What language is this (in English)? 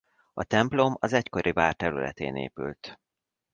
Hungarian